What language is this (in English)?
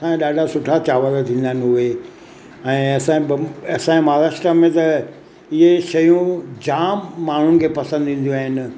Sindhi